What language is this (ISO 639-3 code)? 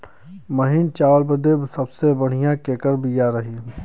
bho